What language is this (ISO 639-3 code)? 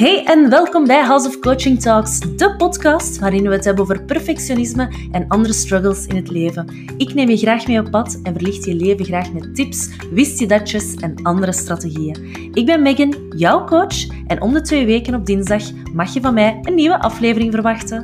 nld